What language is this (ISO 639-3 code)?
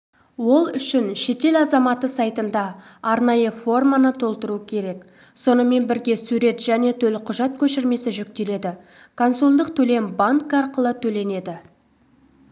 kaz